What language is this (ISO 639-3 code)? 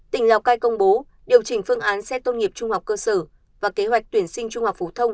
vie